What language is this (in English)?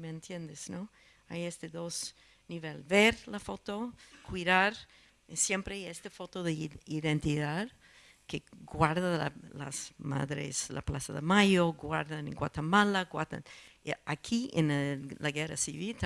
Spanish